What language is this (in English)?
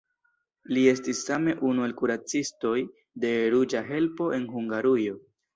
Esperanto